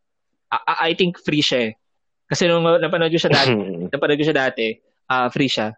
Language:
Filipino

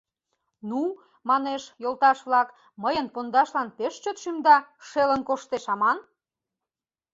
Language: Mari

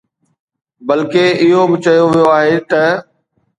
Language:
Sindhi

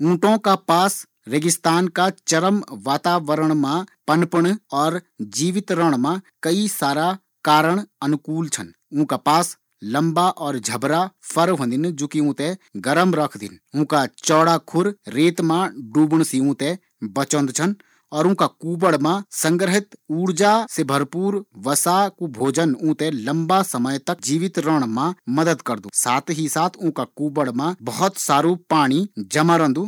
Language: Garhwali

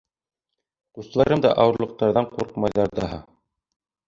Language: Bashkir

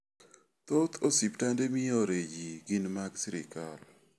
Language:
Luo (Kenya and Tanzania)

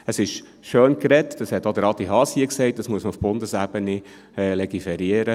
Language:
Swiss German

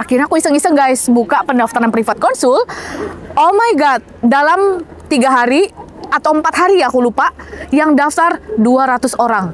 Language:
Indonesian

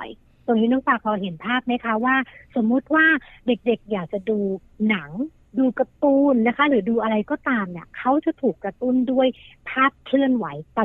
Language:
Thai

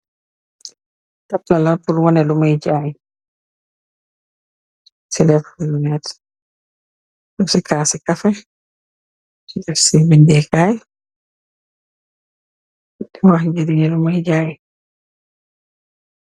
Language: Wolof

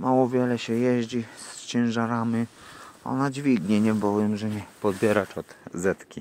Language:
Polish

